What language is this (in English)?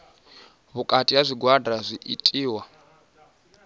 Venda